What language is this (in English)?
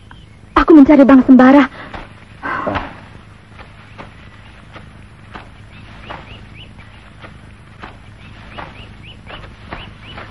Indonesian